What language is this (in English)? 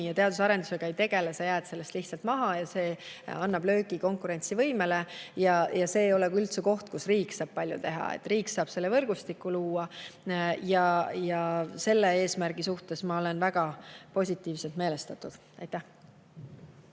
Estonian